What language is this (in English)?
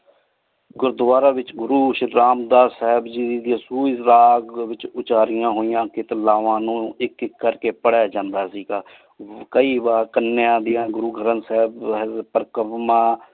Punjabi